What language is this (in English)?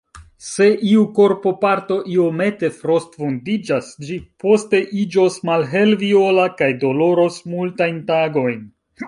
Esperanto